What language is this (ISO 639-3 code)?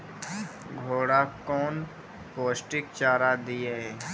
mai